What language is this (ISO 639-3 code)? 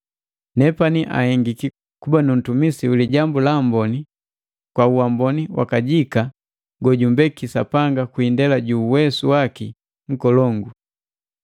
mgv